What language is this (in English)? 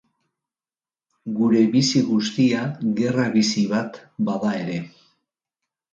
Basque